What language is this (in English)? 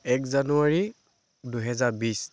Assamese